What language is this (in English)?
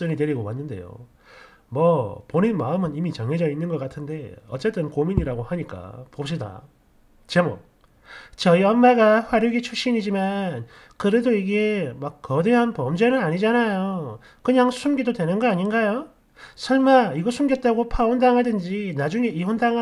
Korean